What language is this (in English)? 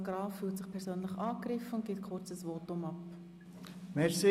Swiss German